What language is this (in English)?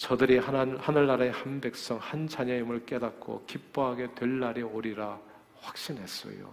Korean